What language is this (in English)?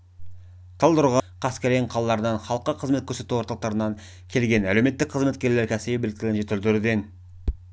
Kazakh